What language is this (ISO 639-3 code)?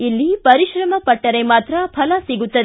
kan